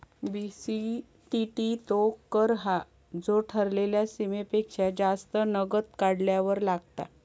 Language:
Marathi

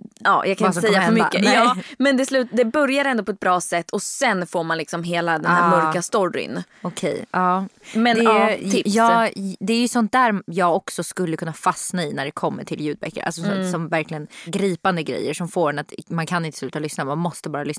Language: Swedish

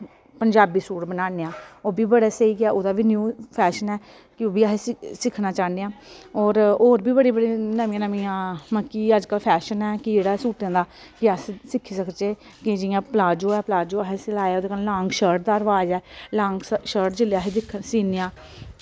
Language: Dogri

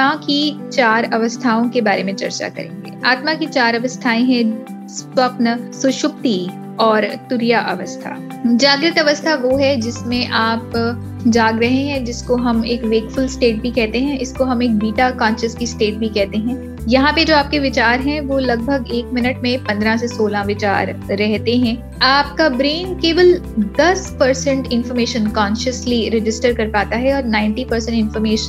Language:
Hindi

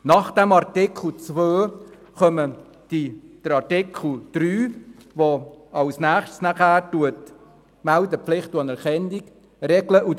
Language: Swiss German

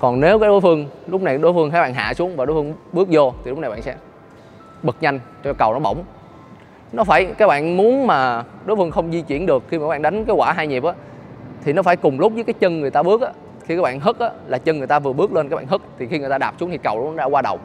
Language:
Vietnamese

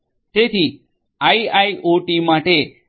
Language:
Gujarati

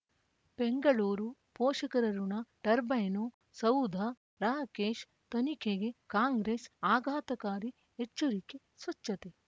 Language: Kannada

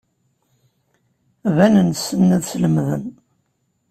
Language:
Kabyle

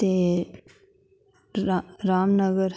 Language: Dogri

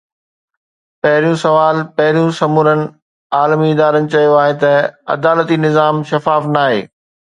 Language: Sindhi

